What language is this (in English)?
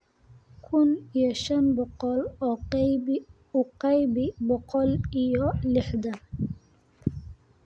Somali